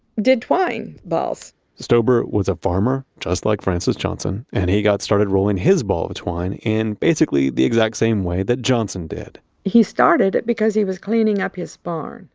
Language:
English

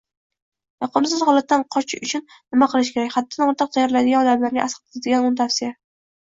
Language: Uzbek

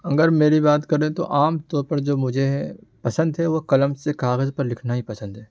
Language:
Urdu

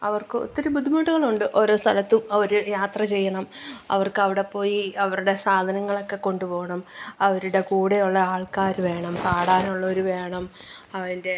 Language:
Malayalam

